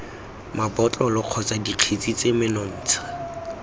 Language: Tswana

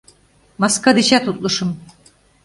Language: Mari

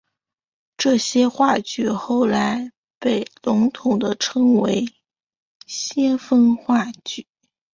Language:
Chinese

